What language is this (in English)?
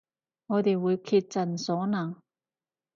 Cantonese